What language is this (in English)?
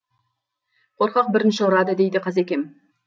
Kazakh